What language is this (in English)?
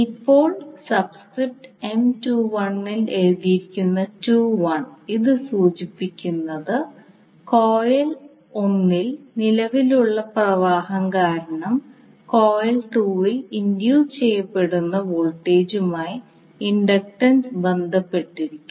Malayalam